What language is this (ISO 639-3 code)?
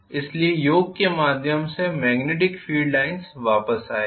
hin